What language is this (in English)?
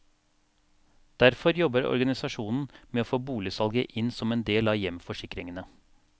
Norwegian